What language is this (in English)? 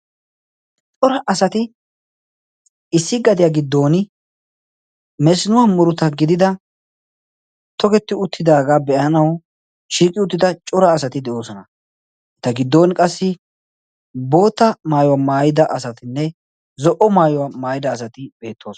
Wolaytta